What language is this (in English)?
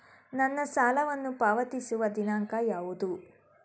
Kannada